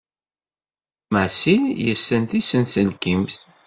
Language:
Kabyle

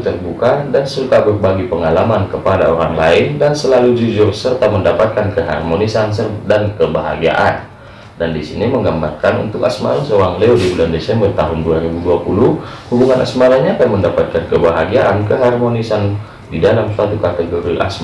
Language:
Indonesian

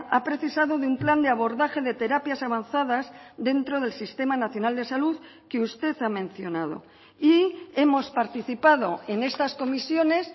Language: Spanish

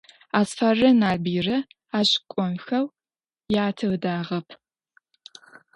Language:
Adyghe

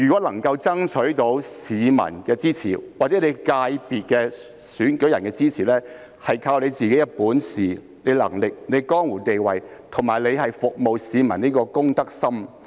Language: Cantonese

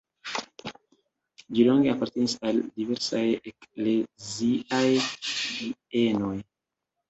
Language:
Esperanto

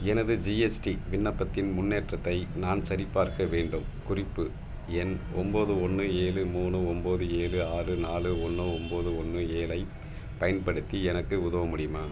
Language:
Tamil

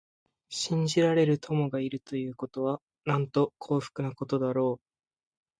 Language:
Japanese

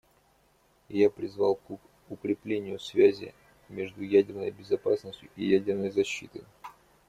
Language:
Russian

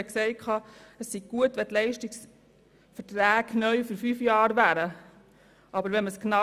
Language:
Swiss German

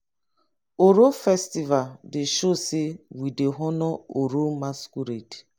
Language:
Nigerian Pidgin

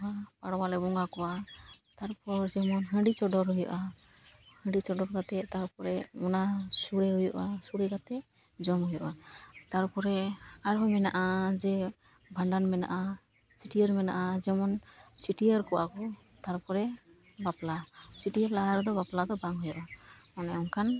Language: Santali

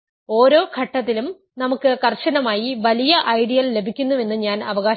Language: Malayalam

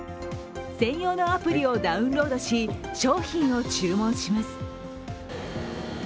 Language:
Japanese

